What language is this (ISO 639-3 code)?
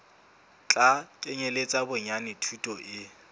sot